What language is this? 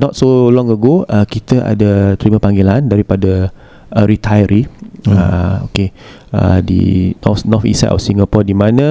Malay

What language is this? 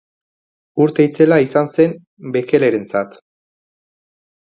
Basque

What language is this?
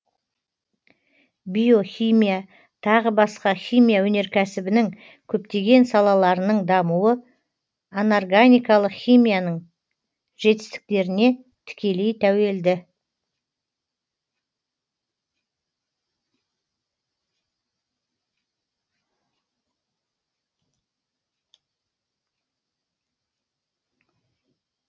Kazakh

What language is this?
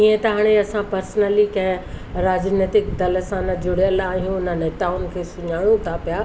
Sindhi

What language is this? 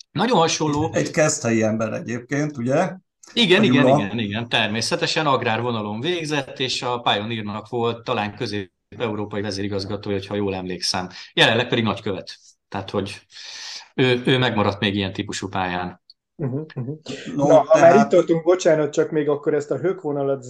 Hungarian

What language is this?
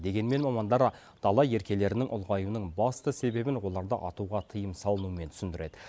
Kazakh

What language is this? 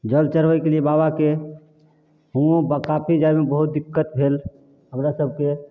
Maithili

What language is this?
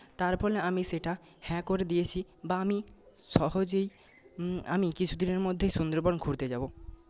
Bangla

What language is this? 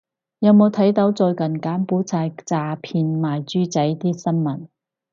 Cantonese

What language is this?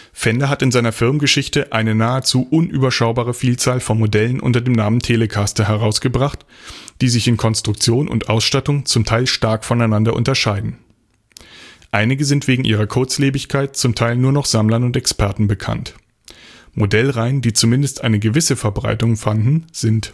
German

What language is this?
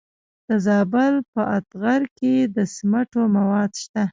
Pashto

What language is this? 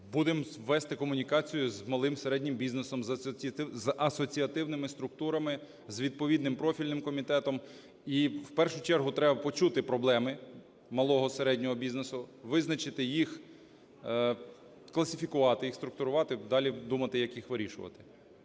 Ukrainian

